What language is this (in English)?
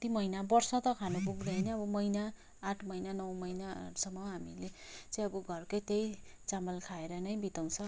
Nepali